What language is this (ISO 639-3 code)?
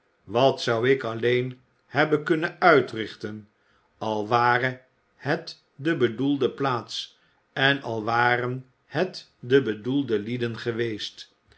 nld